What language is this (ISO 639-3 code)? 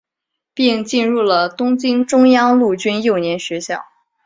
zho